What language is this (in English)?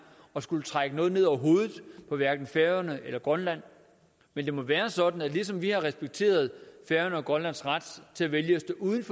Danish